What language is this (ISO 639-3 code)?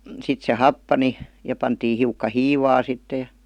fin